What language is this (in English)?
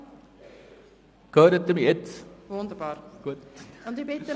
Swiss German